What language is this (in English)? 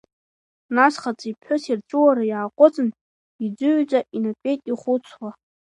Abkhazian